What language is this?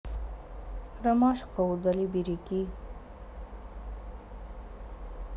Russian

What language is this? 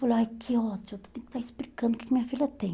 Portuguese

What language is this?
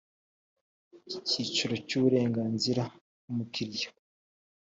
Kinyarwanda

